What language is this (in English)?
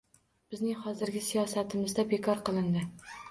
Uzbek